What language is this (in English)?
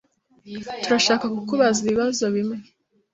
Kinyarwanda